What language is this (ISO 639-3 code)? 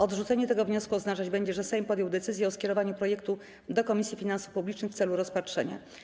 pol